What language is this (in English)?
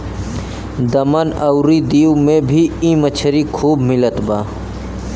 Bhojpuri